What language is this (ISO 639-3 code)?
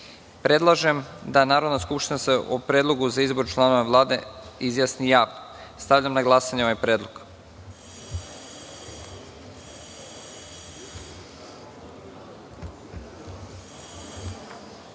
srp